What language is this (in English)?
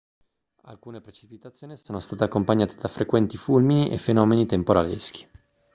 Italian